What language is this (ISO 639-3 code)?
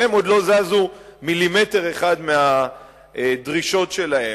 heb